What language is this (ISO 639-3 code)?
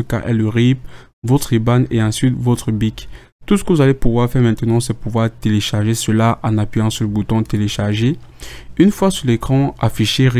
fra